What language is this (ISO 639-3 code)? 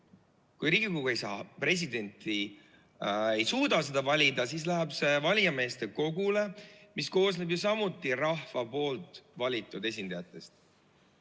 est